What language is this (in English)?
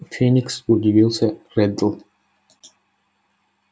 Russian